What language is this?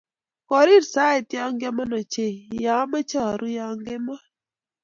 Kalenjin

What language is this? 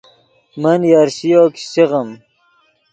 Yidgha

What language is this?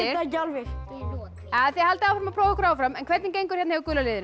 Icelandic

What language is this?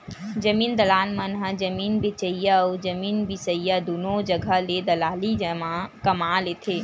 Chhattisgarhi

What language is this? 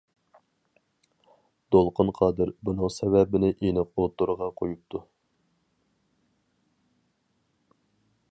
Uyghur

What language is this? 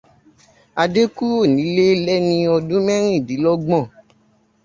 Yoruba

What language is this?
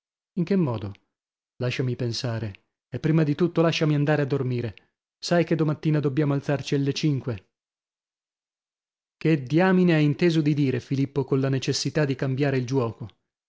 Italian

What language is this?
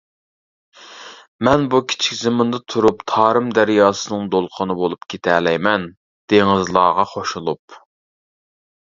Uyghur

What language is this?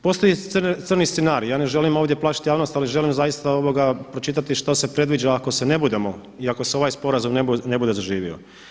Croatian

